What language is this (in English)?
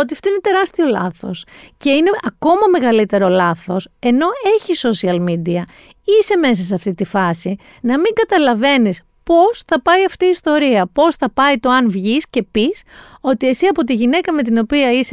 Greek